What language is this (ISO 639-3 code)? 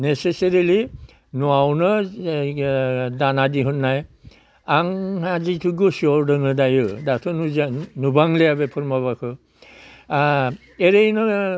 brx